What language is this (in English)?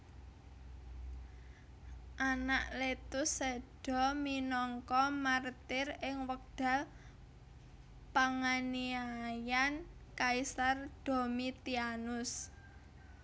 Javanese